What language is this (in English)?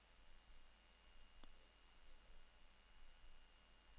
Norwegian